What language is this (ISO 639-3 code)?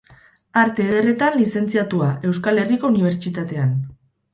eus